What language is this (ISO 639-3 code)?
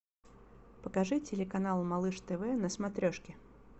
rus